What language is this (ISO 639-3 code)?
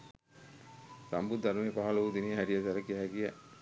sin